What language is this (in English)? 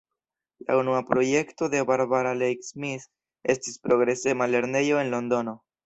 Esperanto